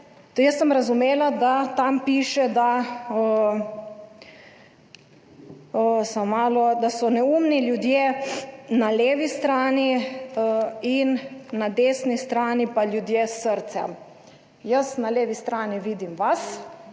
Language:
Slovenian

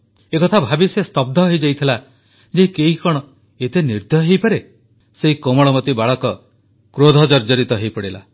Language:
Odia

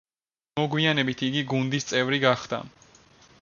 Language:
Georgian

